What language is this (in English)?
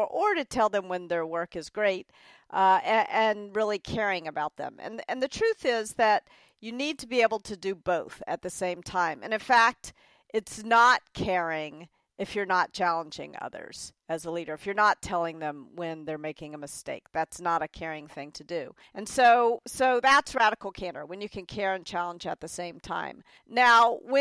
English